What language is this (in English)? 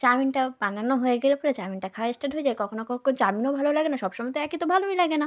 Bangla